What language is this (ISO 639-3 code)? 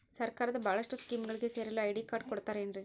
kan